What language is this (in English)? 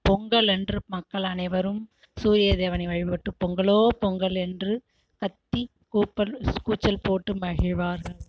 Tamil